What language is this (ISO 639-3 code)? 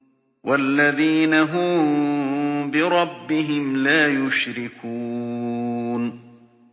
ara